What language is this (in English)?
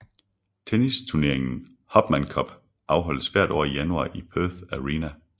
Danish